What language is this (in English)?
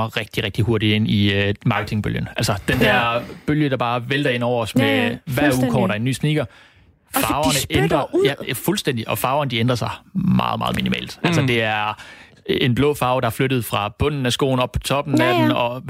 Danish